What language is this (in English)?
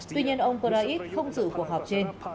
Vietnamese